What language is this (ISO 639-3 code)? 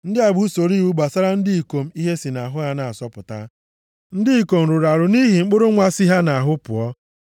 ibo